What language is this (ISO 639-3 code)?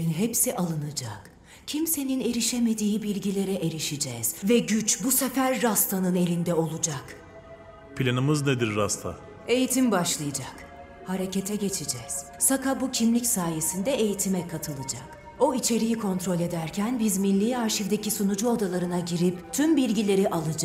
tur